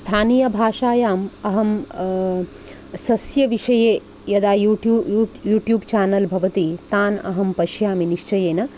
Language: Sanskrit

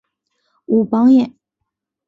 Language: Chinese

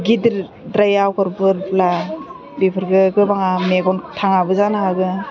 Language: Bodo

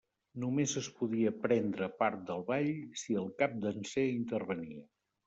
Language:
Catalan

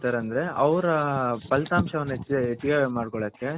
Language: Kannada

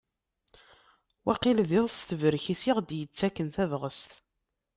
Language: Kabyle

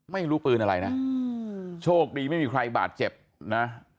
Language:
Thai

